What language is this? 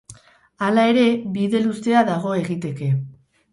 Basque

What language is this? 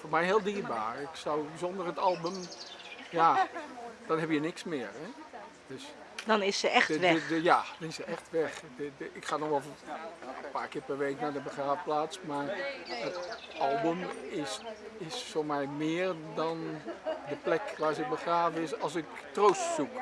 Dutch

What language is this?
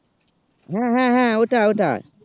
Bangla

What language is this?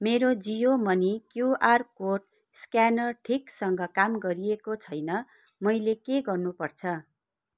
Nepali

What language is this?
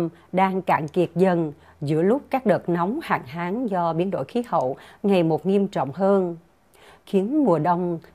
Vietnamese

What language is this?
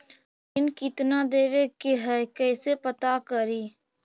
Magahi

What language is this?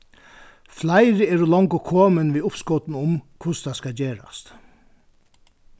Faroese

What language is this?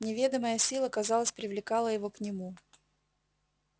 Russian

